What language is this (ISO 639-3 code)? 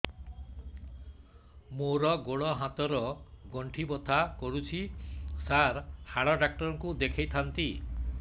ori